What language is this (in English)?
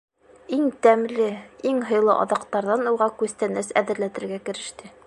Bashkir